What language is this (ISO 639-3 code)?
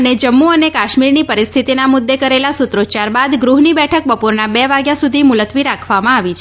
guj